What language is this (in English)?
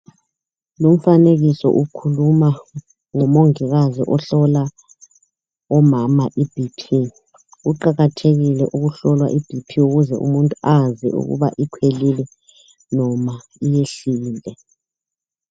North Ndebele